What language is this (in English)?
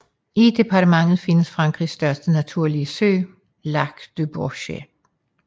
Danish